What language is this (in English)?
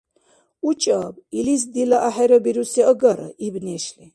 Dargwa